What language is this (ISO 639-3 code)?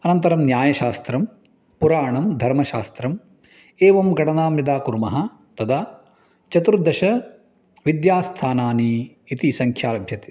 san